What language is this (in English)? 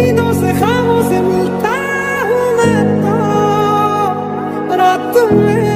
Romanian